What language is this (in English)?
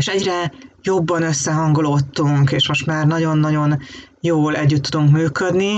Hungarian